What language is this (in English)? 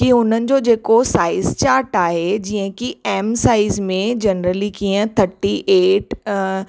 Sindhi